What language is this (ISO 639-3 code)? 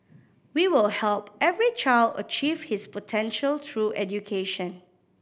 eng